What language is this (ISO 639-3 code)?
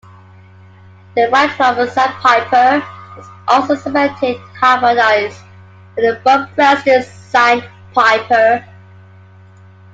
eng